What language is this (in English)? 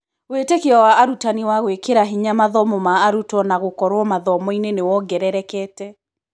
Kikuyu